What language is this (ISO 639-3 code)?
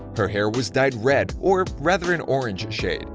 eng